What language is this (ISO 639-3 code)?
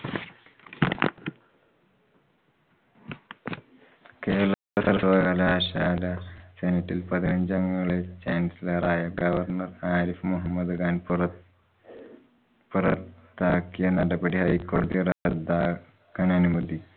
mal